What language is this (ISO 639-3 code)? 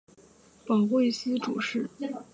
zho